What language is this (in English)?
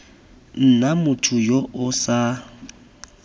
Tswana